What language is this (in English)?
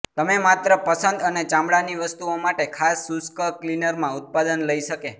Gujarati